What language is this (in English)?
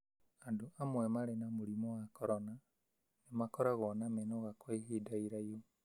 Kikuyu